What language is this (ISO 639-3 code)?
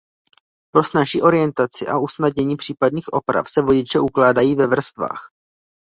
ces